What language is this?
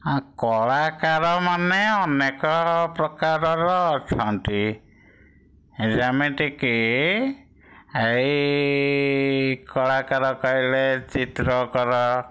Odia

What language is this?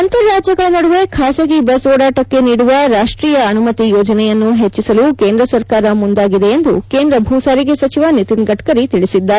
Kannada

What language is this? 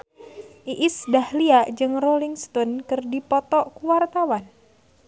Sundanese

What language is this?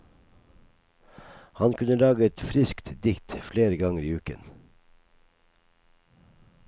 Norwegian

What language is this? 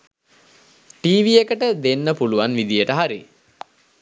Sinhala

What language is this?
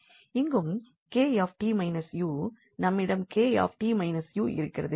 Tamil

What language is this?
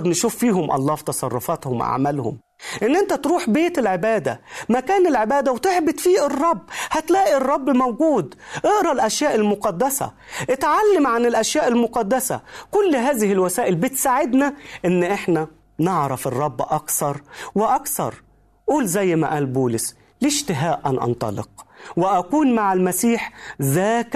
Arabic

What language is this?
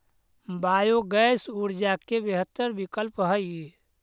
Magahi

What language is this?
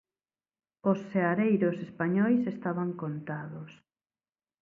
Galician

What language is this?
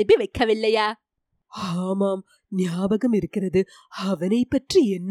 Tamil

